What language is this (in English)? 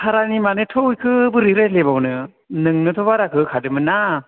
Bodo